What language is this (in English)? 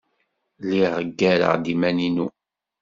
Kabyle